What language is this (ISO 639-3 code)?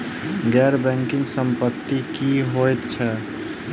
mai